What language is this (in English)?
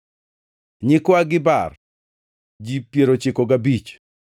Luo (Kenya and Tanzania)